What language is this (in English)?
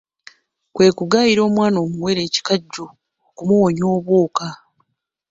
Ganda